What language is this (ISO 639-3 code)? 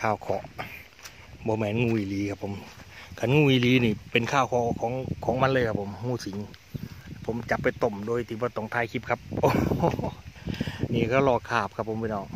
tha